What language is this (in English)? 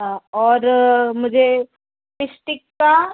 Hindi